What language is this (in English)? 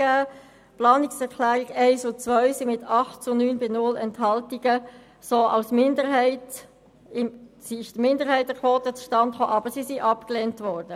Swiss German